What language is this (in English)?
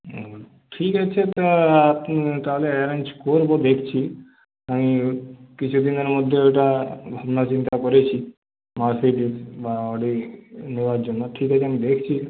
Bangla